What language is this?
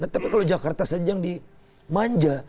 Indonesian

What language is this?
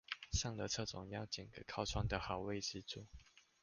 Chinese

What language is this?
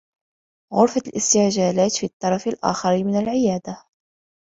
Arabic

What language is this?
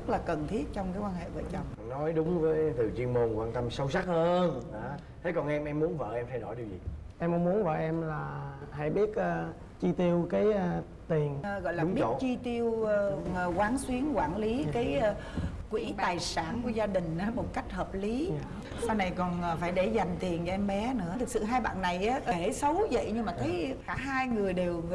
Vietnamese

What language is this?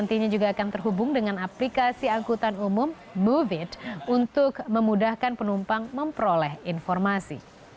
Indonesian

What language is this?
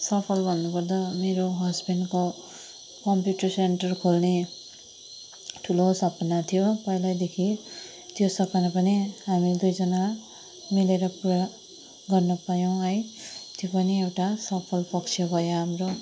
Nepali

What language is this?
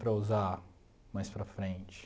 Portuguese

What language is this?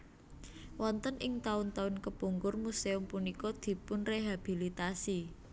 Javanese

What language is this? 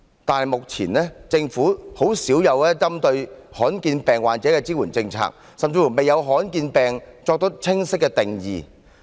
Cantonese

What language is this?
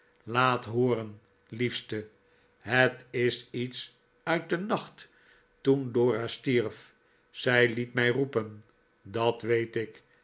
Dutch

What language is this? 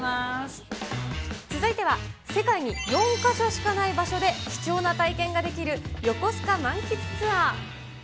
Japanese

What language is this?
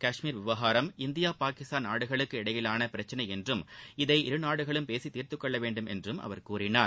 Tamil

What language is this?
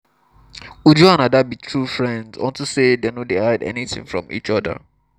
Nigerian Pidgin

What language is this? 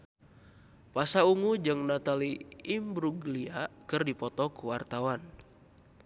Sundanese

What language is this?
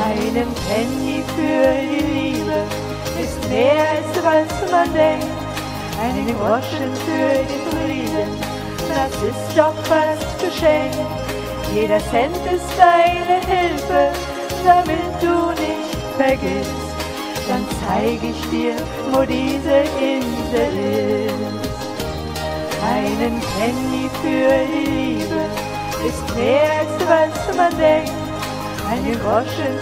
Dutch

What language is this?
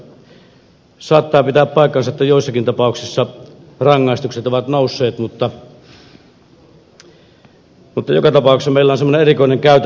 Finnish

